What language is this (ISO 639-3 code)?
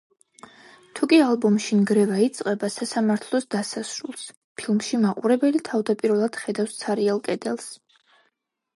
kat